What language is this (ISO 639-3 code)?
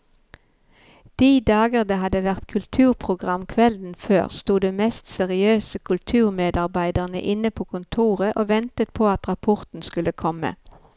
nor